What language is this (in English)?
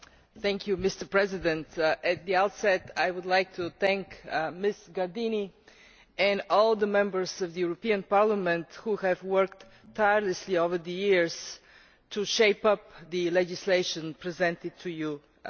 English